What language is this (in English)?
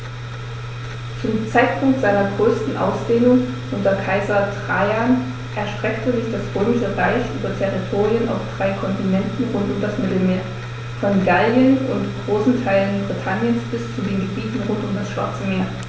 German